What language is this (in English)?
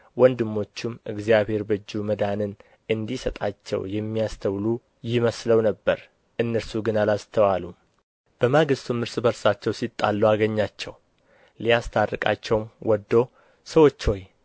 Amharic